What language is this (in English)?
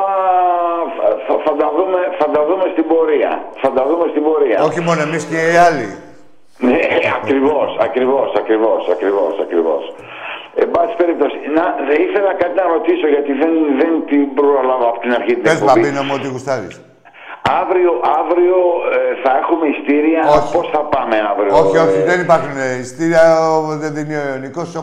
Greek